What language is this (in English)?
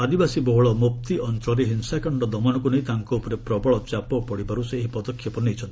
Odia